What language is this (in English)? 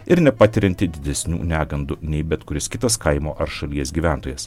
Lithuanian